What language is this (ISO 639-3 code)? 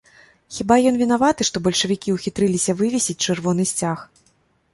bel